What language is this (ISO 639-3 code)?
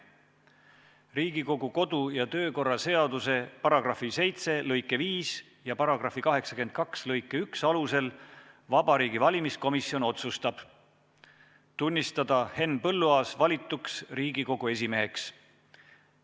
est